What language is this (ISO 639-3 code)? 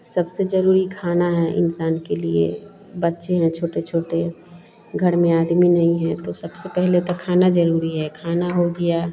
hin